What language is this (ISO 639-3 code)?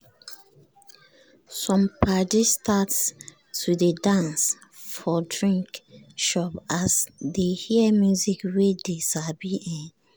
pcm